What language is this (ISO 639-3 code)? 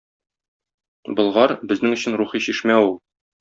tat